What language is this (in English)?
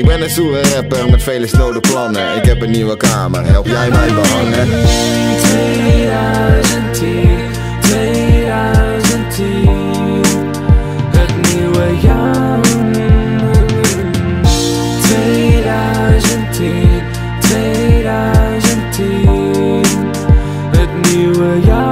Dutch